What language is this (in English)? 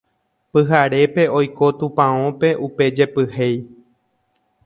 Guarani